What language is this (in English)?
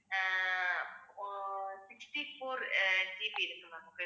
Tamil